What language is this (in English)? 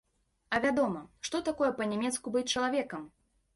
Belarusian